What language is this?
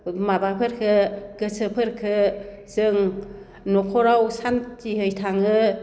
Bodo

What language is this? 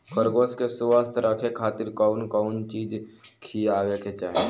Bhojpuri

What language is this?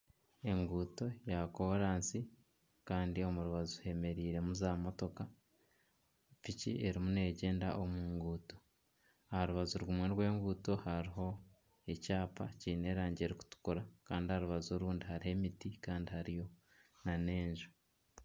Nyankole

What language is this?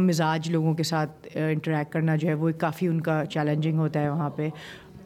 Urdu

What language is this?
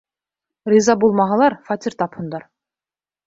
Bashkir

